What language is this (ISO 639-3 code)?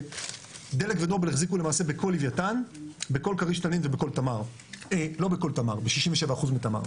heb